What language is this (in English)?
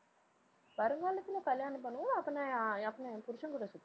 Tamil